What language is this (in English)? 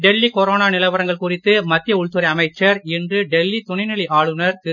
Tamil